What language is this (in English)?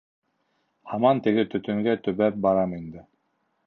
Bashkir